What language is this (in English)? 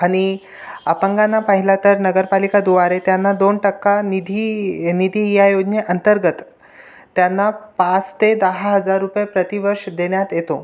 Marathi